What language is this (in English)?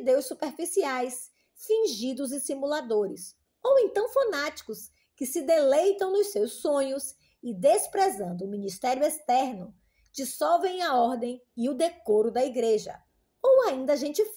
Portuguese